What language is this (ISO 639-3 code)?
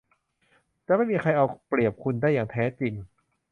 tha